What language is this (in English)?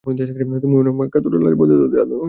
Bangla